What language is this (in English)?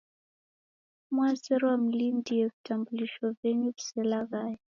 Taita